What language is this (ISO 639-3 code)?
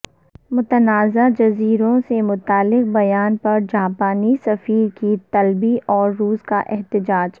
urd